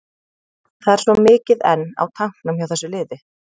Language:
Icelandic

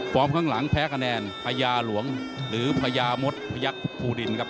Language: Thai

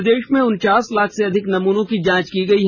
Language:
Hindi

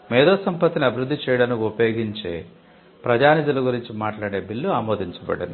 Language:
Telugu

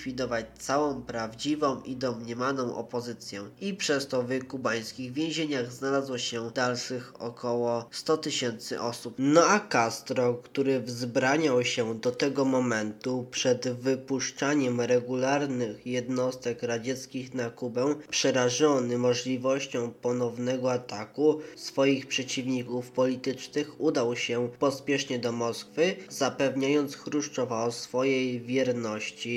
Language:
Polish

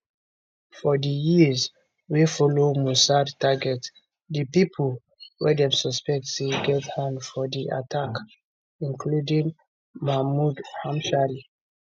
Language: Nigerian Pidgin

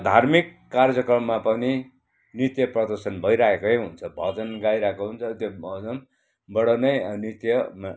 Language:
Nepali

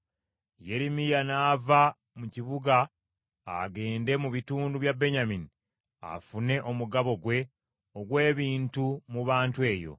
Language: Ganda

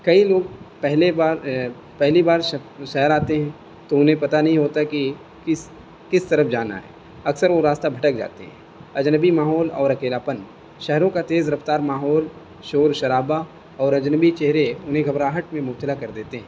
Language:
Urdu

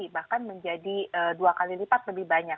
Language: Indonesian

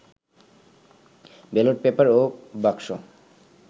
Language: Bangla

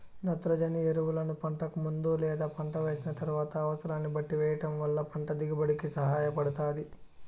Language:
Telugu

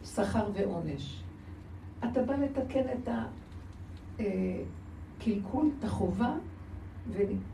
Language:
Hebrew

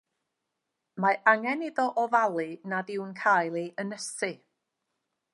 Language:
Welsh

